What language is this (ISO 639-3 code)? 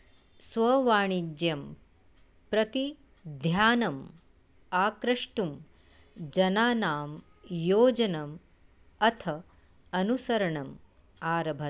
san